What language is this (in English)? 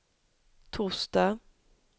Swedish